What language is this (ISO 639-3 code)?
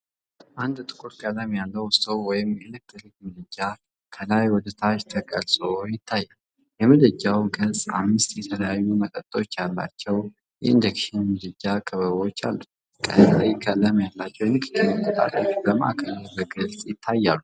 amh